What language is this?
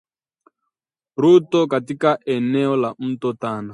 Swahili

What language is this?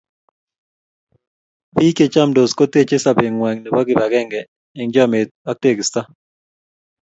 Kalenjin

